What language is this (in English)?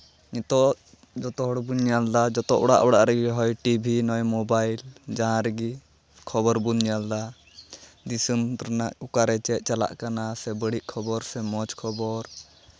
Santali